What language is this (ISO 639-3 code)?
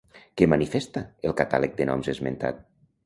cat